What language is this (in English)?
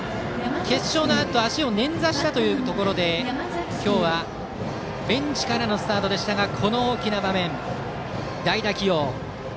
Japanese